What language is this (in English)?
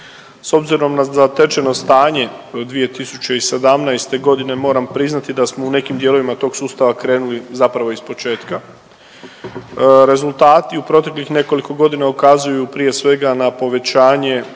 Croatian